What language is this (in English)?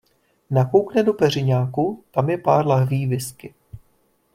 Czech